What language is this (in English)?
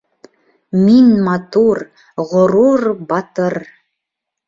Bashkir